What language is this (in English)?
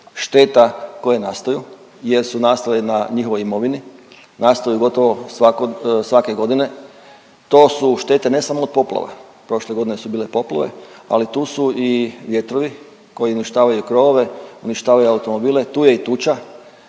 Croatian